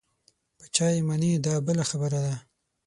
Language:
Pashto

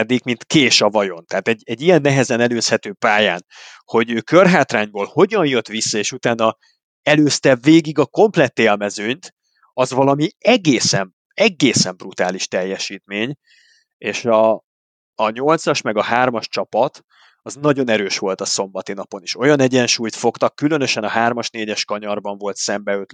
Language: Hungarian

